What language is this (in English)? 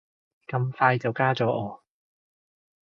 Cantonese